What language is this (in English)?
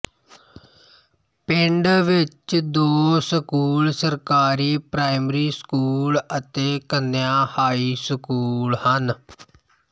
Punjabi